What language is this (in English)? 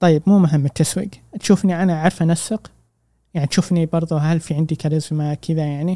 Arabic